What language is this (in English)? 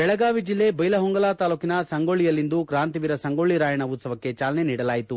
Kannada